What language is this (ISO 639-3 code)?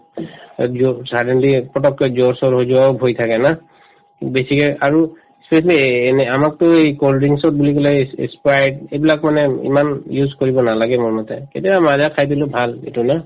asm